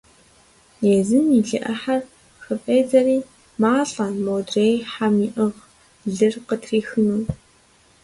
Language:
Kabardian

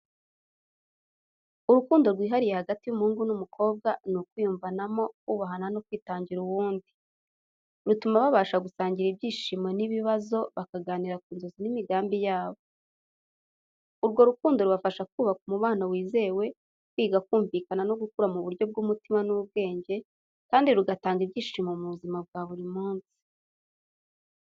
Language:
Kinyarwanda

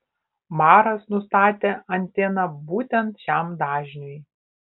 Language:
Lithuanian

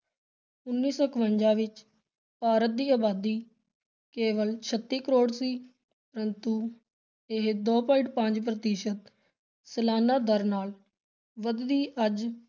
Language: Punjabi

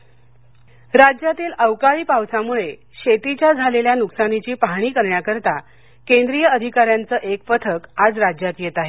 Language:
Marathi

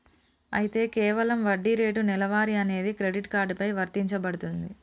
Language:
Telugu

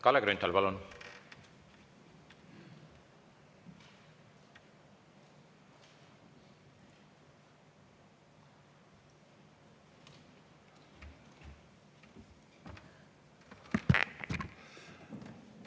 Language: Estonian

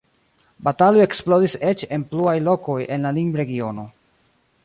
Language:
Esperanto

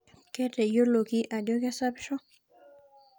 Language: Masai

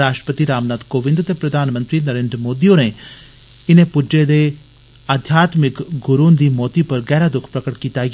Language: Dogri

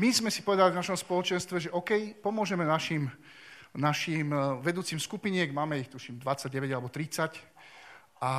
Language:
Slovak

